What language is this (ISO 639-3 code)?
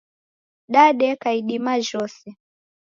dav